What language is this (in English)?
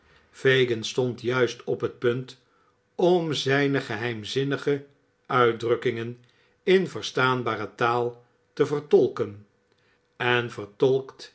Dutch